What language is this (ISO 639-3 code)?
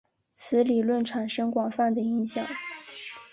zho